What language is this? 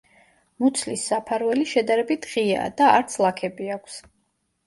Georgian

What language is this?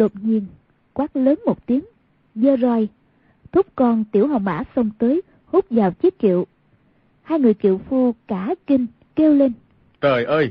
Vietnamese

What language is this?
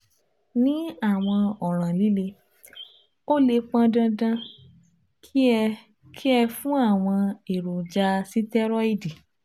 Yoruba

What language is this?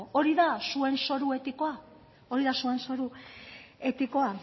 Basque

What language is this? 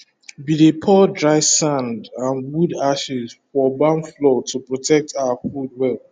Nigerian Pidgin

